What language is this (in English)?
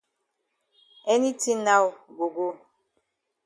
Cameroon Pidgin